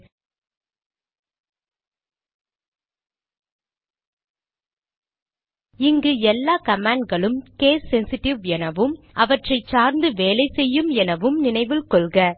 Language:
Tamil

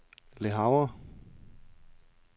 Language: Danish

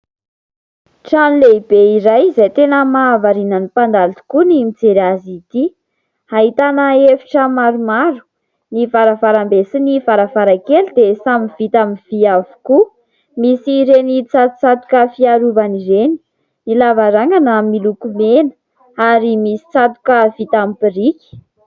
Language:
Malagasy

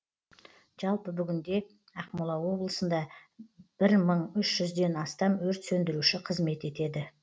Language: Kazakh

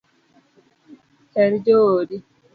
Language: Luo (Kenya and Tanzania)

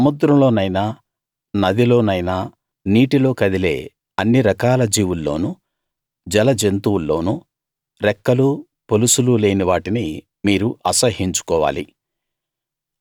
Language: Telugu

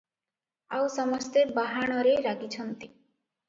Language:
Odia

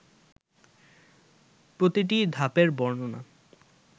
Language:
Bangla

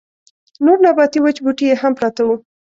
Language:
Pashto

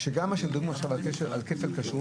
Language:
Hebrew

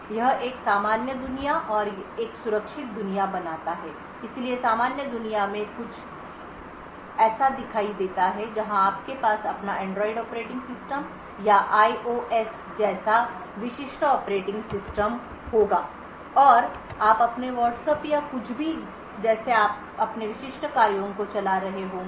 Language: Hindi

